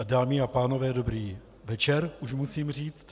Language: Czech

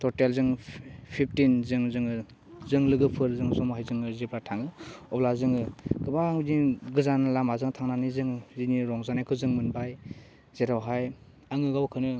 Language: Bodo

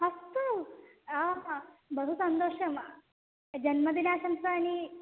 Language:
Sanskrit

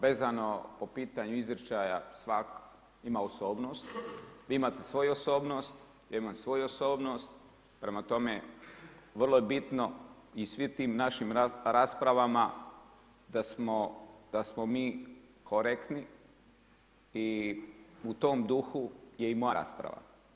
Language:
Croatian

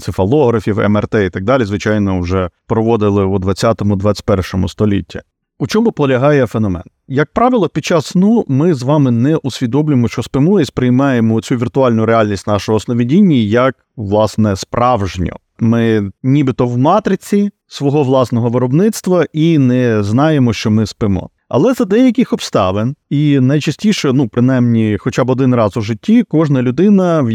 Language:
Ukrainian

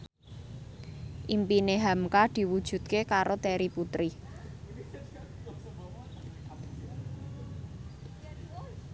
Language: Javanese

